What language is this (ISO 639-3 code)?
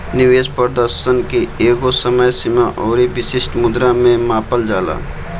bho